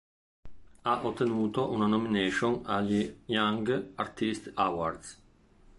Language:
Italian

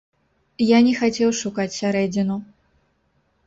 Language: Belarusian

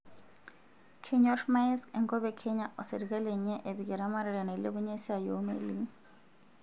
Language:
Masai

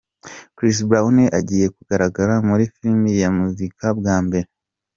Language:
Kinyarwanda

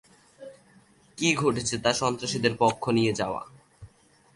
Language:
Bangla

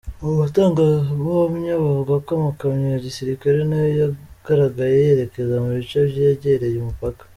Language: Kinyarwanda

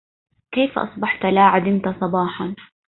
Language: Arabic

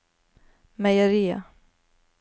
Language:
Norwegian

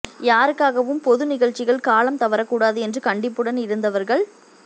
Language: Tamil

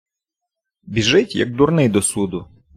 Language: Ukrainian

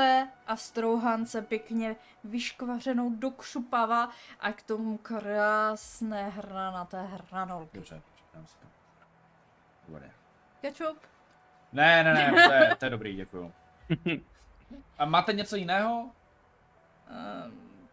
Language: Czech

